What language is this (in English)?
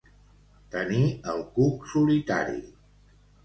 Catalan